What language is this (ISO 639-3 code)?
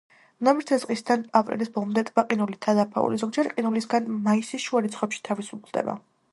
kat